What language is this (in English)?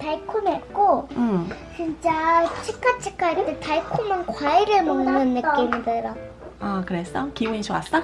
Korean